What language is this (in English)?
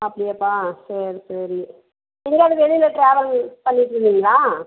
Tamil